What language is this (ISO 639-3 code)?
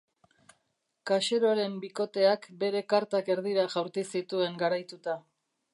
eus